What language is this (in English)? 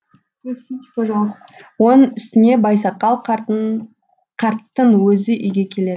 Kazakh